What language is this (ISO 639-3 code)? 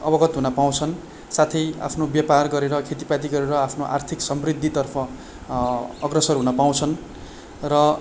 nep